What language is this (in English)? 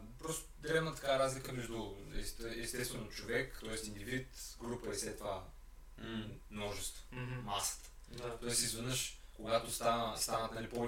Bulgarian